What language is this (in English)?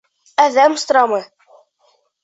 Bashkir